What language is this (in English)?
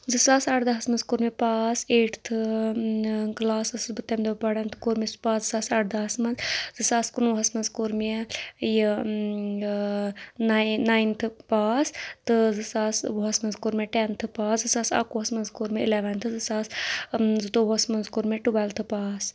Kashmiri